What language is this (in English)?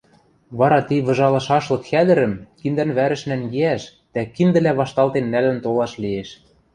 Western Mari